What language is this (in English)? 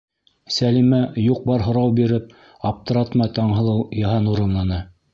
Bashkir